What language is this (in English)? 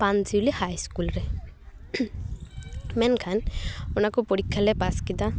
Santali